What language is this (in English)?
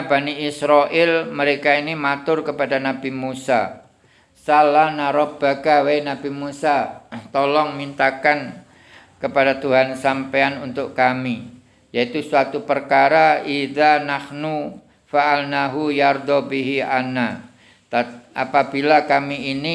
Indonesian